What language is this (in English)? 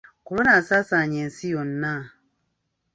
Ganda